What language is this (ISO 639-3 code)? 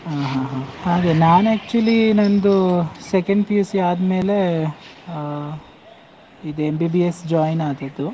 kan